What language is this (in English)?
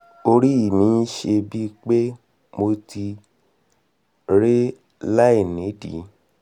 Yoruba